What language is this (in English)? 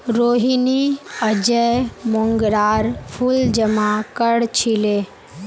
Magahi